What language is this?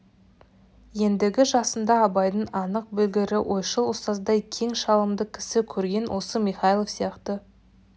Kazakh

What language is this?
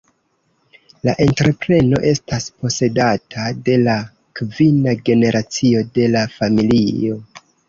Esperanto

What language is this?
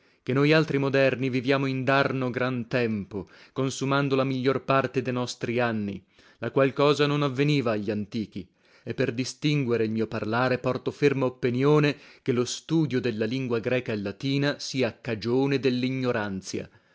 Italian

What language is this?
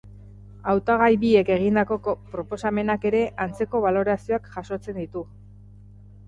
Basque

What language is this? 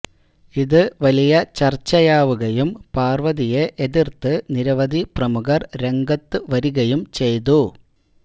Malayalam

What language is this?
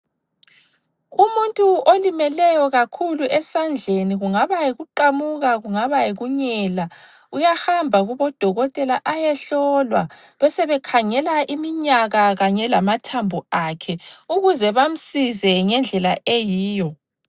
North Ndebele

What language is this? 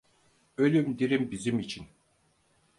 Turkish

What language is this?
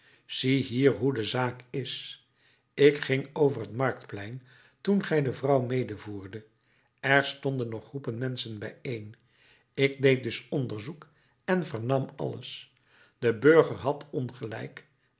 Dutch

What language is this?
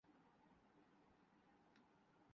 Urdu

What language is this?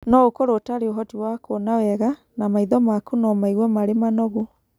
Kikuyu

